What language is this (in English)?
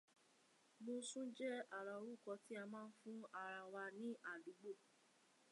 Yoruba